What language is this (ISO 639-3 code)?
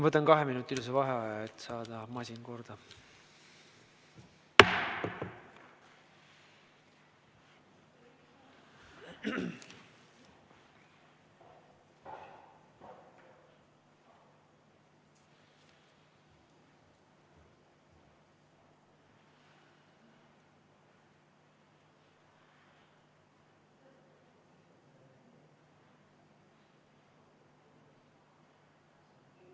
est